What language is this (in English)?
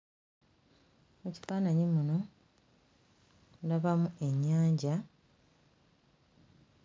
Ganda